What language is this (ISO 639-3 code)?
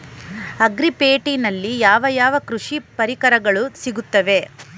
kan